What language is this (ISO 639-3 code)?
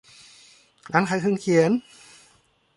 tha